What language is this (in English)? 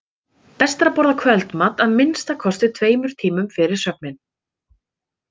Icelandic